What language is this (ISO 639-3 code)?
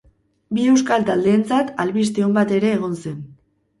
eus